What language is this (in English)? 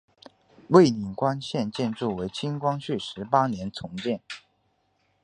Chinese